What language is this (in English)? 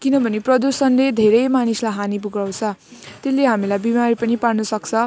Nepali